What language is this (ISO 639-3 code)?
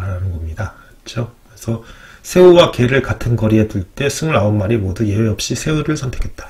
kor